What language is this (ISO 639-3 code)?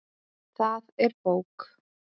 isl